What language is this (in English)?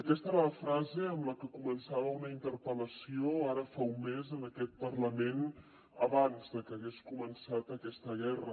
Catalan